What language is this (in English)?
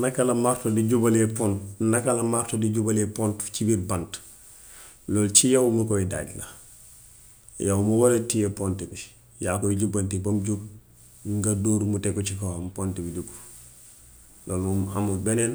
Gambian Wolof